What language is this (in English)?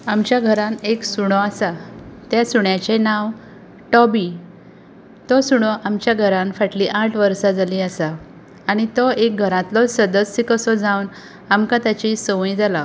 Konkani